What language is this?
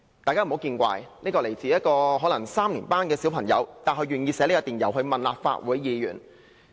Cantonese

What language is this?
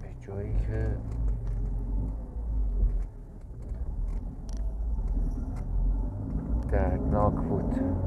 Persian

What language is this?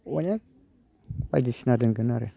Bodo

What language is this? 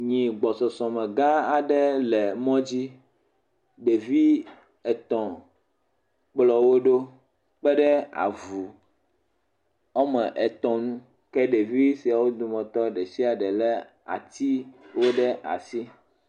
Ewe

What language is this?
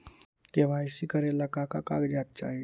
Magahi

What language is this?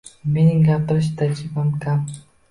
Uzbek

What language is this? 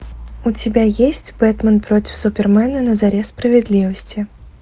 Russian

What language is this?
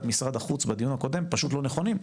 Hebrew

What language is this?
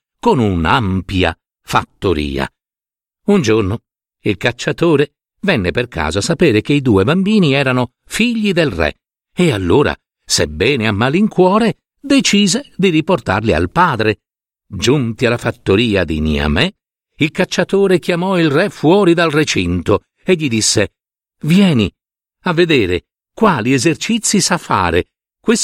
Italian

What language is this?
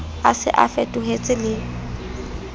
Southern Sotho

